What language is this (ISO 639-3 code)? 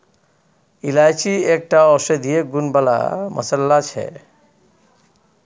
mai